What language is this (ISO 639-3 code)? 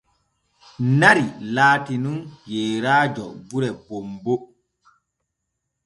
fue